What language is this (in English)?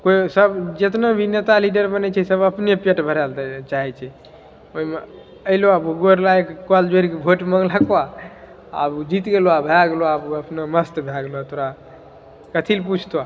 Maithili